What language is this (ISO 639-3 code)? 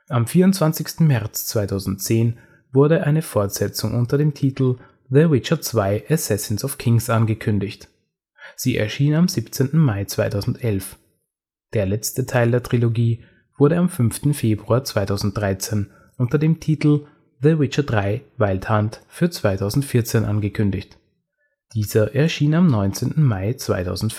deu